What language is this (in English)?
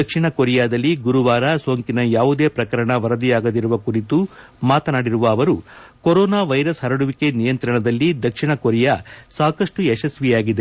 Kannada